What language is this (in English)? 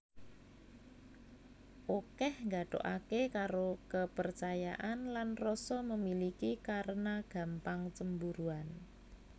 Javanese